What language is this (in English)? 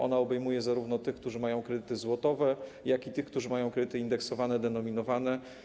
Polish